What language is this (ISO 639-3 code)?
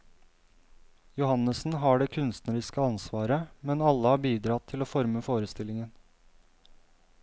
nor